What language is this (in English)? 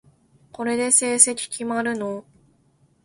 Japanese